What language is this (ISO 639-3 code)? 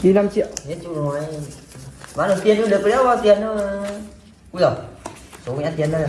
vie